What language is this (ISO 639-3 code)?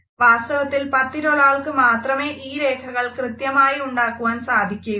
mal